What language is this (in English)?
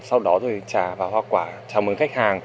Vietnamese